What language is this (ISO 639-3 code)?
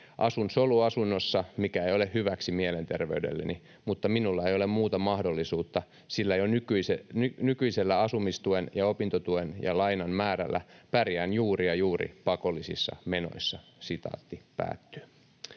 fin